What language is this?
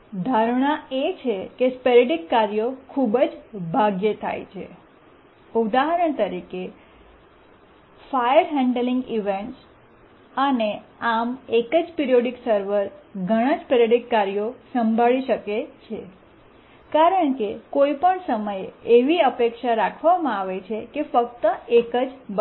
Gujarati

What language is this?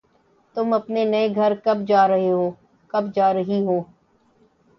Urdu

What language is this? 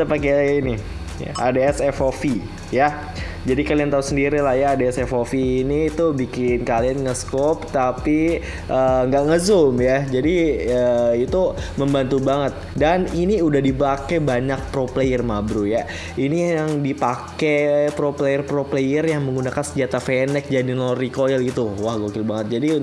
Indonesian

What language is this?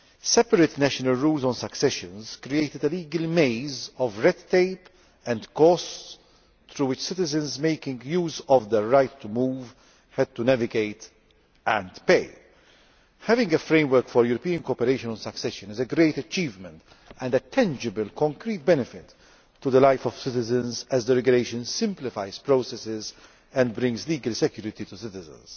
English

